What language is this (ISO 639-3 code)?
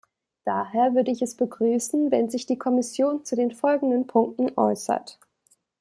deu